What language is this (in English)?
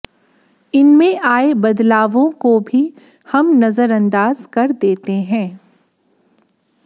Hindi